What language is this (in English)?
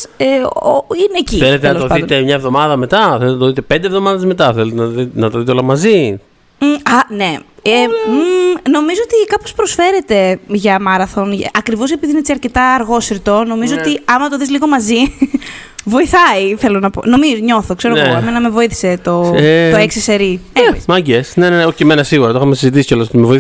Greek